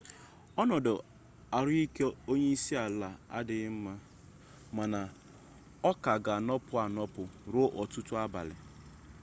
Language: Igbo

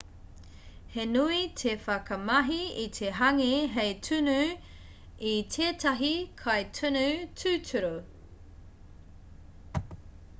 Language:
Māori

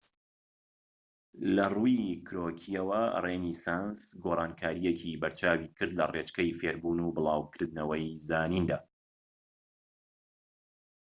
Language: Central Kurdish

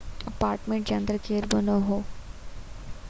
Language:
Sindhi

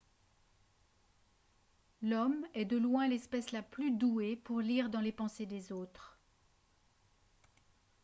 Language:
French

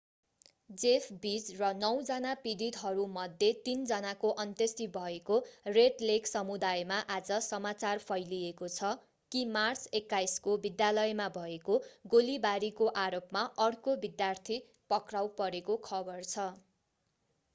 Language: Nepali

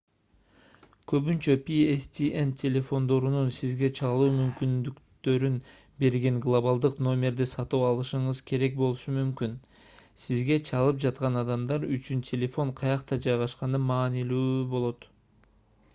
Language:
Kyrgyz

